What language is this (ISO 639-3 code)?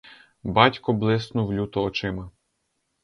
ukr